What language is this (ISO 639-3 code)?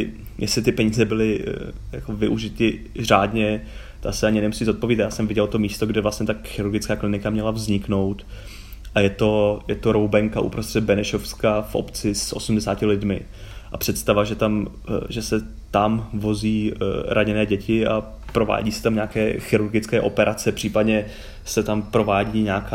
ces